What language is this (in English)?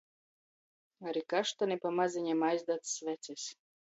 Latgalian